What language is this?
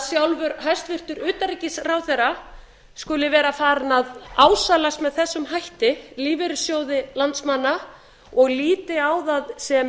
Icelandic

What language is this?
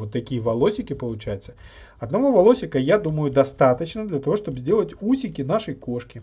Russian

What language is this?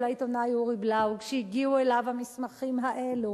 Hebrew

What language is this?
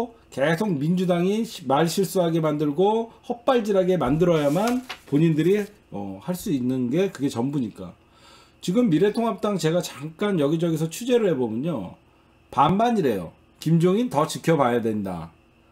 Korean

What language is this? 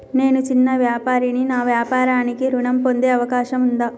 Telugu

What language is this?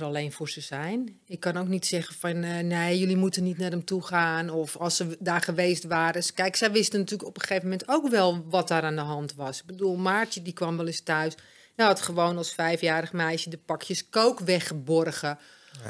Dutch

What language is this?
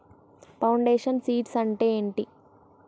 Telugu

